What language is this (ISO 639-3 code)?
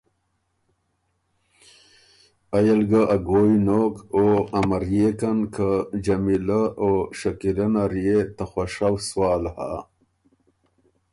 oru